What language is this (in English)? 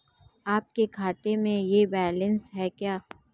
Hindi